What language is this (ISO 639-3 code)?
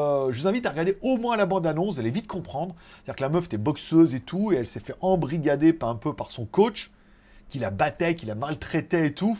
fra